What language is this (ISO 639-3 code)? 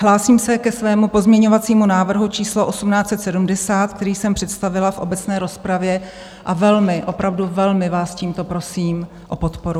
ces